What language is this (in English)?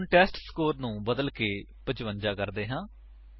Punjabi